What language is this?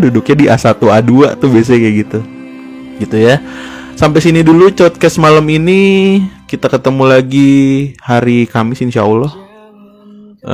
Indonesian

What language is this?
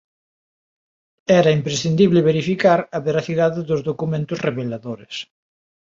Galician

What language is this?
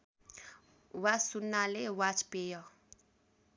Nepali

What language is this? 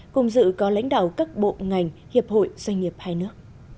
Vietnamese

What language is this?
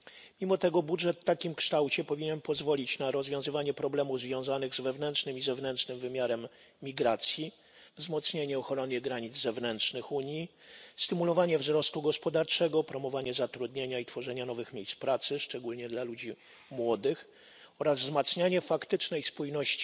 Polish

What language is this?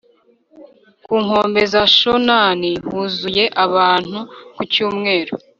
Kinyarwanda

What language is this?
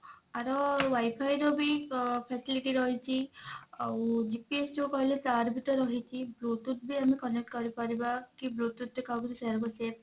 Odia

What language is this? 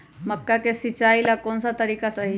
Magahi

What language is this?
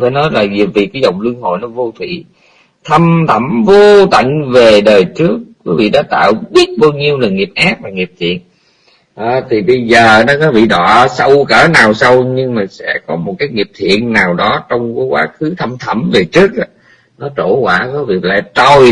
Vietnamese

